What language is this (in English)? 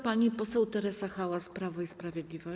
Polish